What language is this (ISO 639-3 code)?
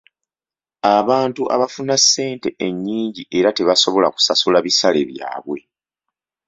lug